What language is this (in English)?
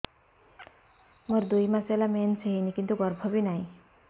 Odia